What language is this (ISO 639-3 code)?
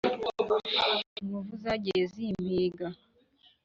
kin